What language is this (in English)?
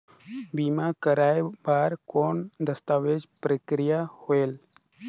Chhattisgarhi